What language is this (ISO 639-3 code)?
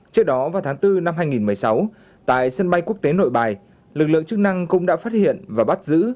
vie